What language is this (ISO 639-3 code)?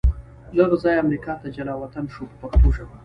pus